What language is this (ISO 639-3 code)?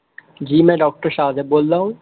urd